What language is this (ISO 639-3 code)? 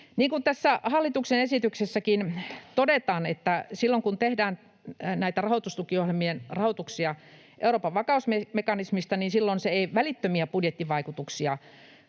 fin